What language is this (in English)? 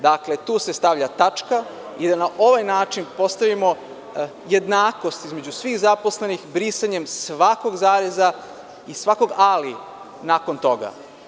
Serbian